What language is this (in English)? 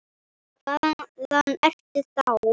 Icelandic